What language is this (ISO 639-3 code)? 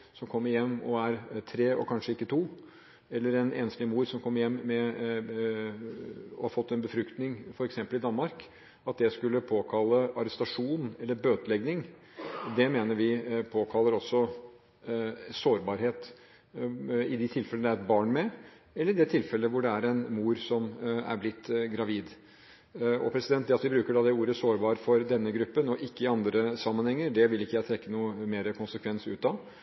nob